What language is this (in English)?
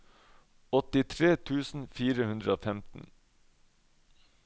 Norwegian